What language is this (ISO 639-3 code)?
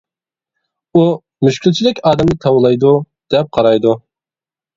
uig